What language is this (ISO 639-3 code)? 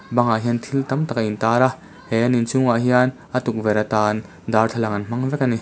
lus